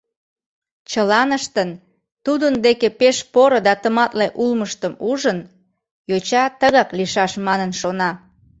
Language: Mari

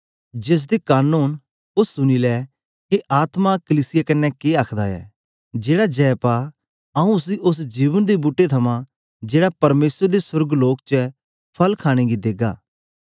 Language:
Dogri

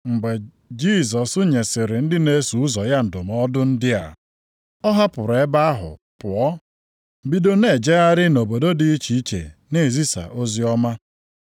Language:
Igbo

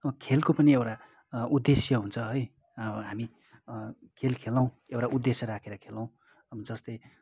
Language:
Nepali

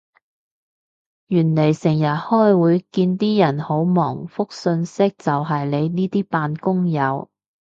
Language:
Cantonese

